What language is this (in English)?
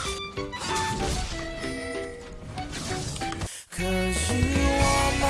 Korean